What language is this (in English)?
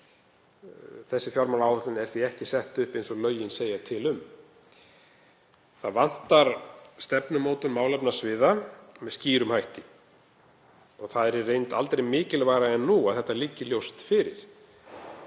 Icelandic